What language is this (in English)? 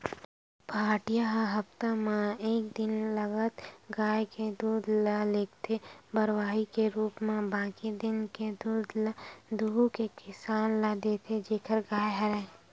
Chhattisgarhi